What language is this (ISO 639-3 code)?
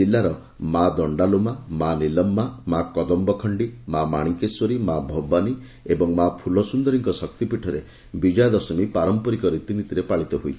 ori